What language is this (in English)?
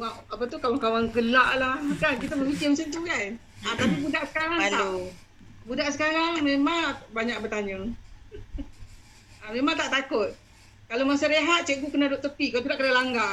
Malay